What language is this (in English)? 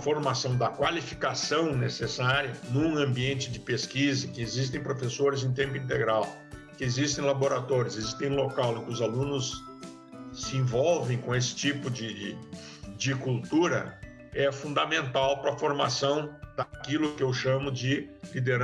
Portuguese